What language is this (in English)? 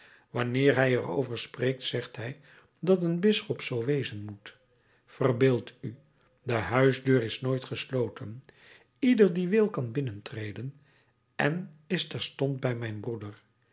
Dutch